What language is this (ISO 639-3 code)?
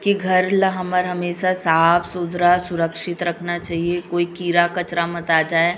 hne